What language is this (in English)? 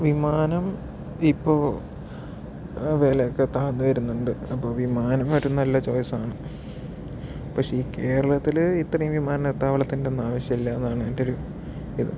Malayalam